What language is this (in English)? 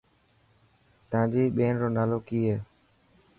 Dhatki